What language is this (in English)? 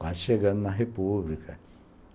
Portuguese